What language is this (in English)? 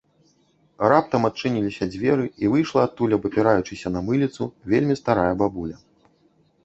Belarusian